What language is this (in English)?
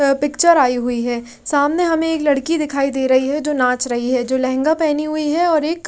Hindi